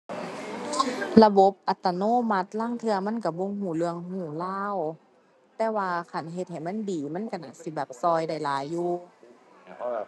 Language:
Thai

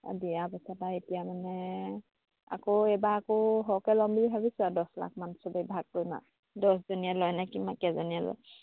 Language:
Assamese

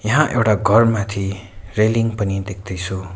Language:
Nepali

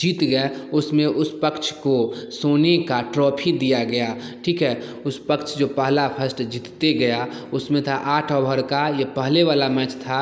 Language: Hindi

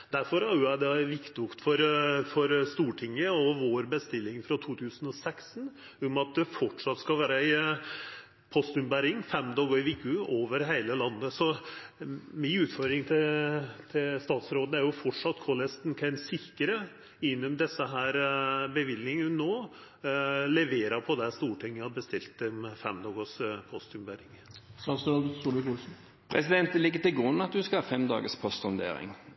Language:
Norwegian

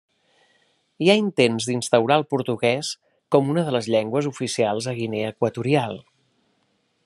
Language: Catalan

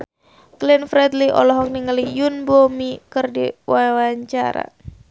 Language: Sundanese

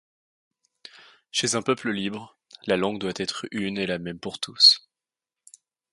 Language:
French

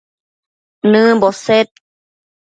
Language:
Matsés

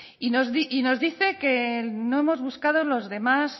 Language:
Spanish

